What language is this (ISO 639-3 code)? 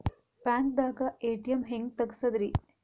kan